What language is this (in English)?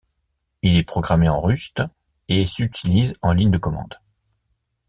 French